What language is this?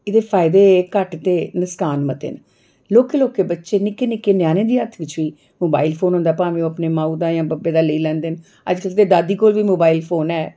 Dogri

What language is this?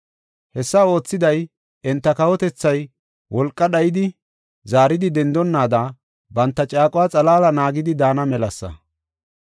Gofa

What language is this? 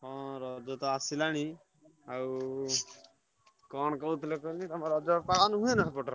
Odia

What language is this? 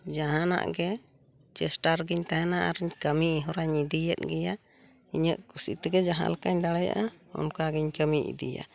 Santali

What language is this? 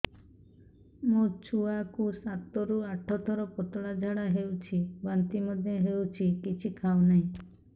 Odia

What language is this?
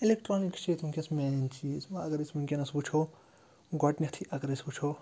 Kashmiri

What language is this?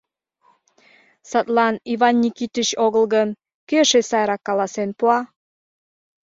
Mari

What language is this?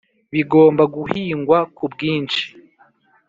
Kinyarwanda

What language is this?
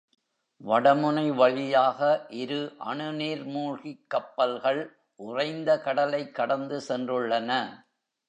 Tamil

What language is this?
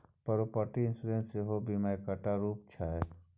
Maithili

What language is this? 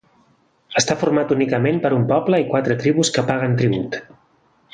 Catalan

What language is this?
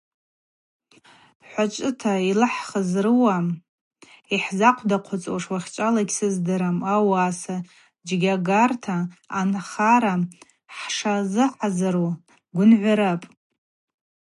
Abaza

